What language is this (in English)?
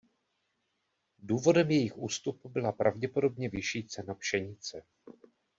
Czech